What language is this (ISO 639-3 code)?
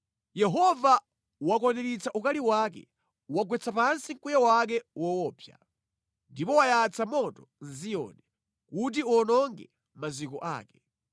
nya